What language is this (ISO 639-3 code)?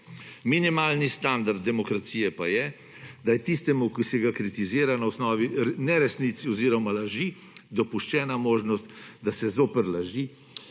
slv